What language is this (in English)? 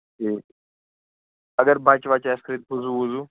Kashmiri